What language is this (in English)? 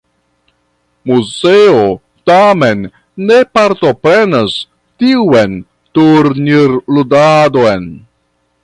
Esperanto